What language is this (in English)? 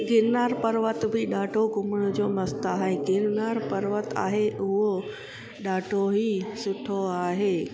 Sindhi